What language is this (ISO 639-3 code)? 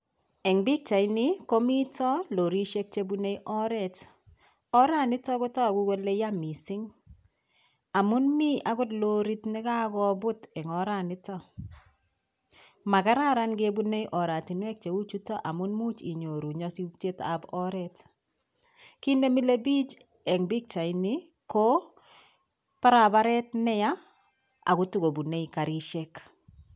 kln